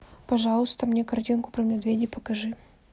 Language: Russian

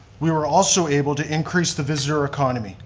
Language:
English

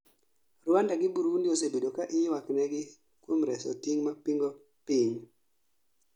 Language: Luo (Kenya and Tanzania)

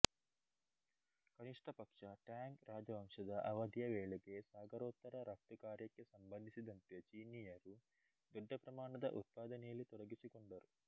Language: Kannada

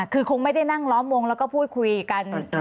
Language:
Thai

